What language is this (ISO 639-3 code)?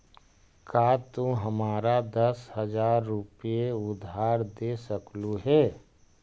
mag